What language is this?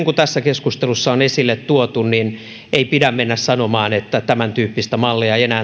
Finnish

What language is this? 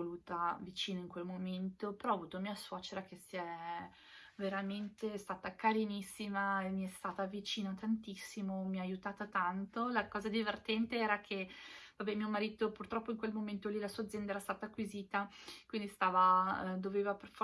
Italian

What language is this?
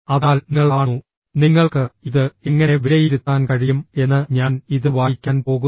Malayalam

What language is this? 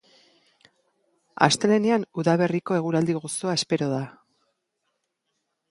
Basque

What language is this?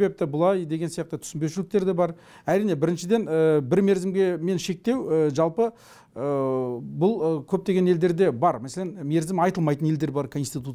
Turkish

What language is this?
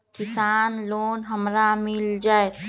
Magahi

